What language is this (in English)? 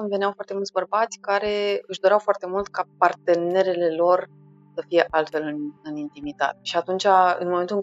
Romanian